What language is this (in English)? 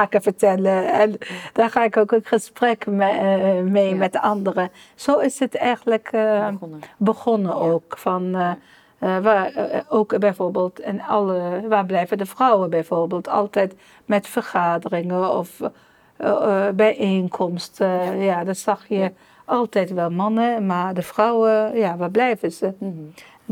Dutch